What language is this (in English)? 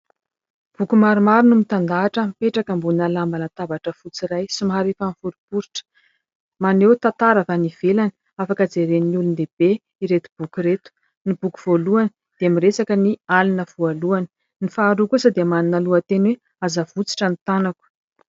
Malagasy